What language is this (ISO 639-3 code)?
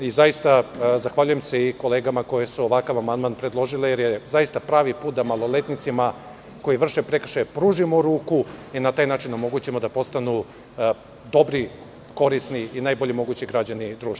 srp